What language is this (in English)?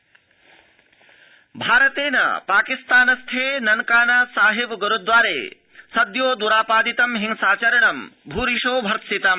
Sanskrit